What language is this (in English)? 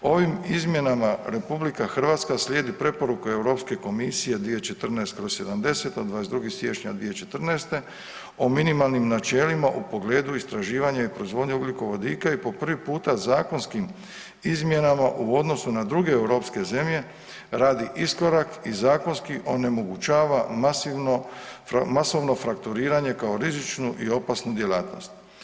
Croatian